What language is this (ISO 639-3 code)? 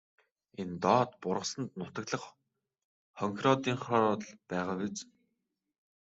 mon